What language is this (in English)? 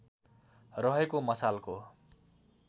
Nepali